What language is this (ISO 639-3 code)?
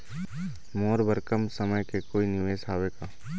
hne